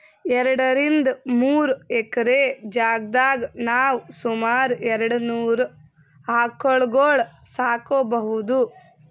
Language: Kannada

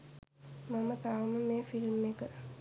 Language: Sinhala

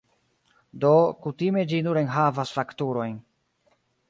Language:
Esperanto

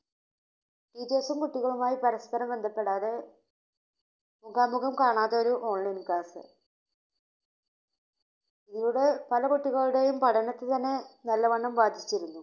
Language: Malayalam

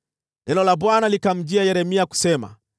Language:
Swahili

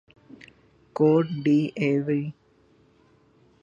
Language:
Urdu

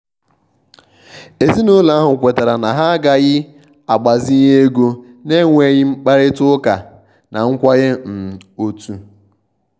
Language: Igbo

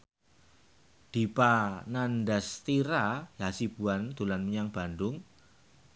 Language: Javanese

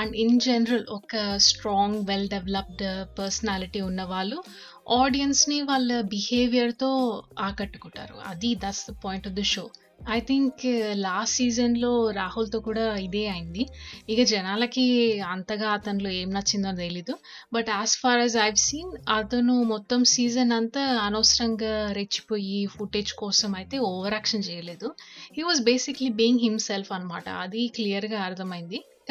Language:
Telugu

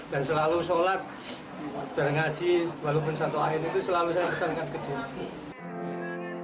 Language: Indonesian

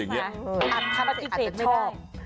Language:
Thai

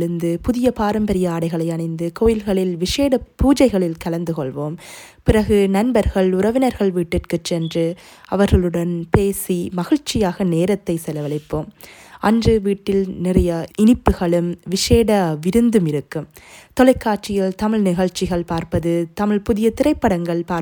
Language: Tamil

